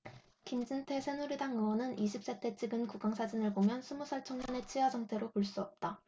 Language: Korean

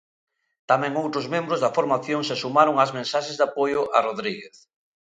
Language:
Galician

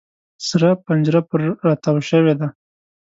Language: Pashto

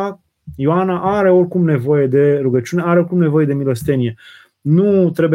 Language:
Romanian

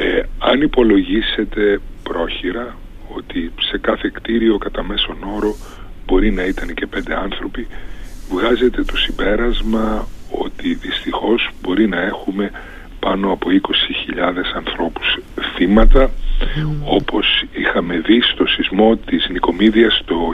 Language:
Greek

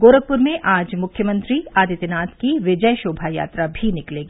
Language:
Hindi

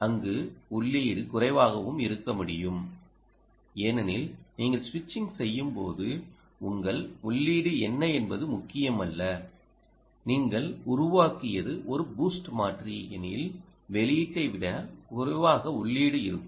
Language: Tamil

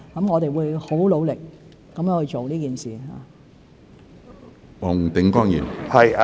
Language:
Cantonese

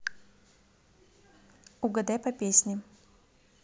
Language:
Russian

